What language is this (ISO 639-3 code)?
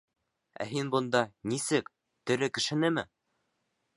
bak